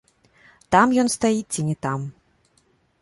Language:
Belarusian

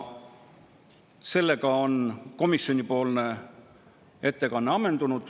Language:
Estonian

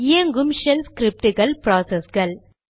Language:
Tamil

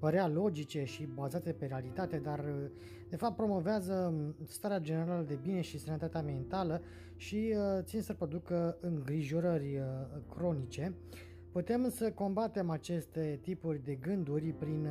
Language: Romanian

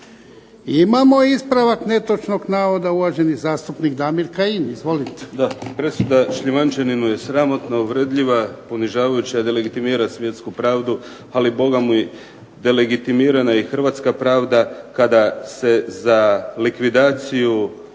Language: Croatian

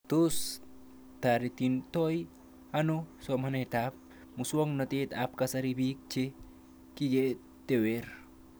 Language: Kalenjin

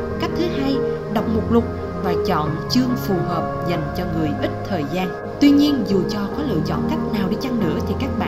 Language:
Vietnamese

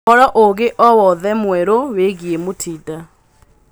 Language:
Kikuyu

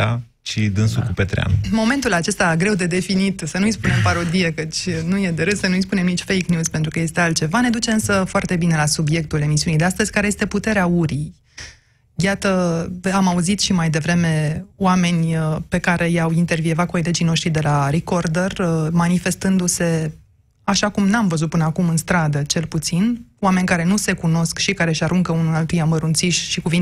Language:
Romanian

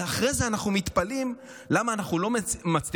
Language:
Hebrew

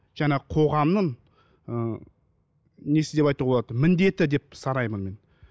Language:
Kazakh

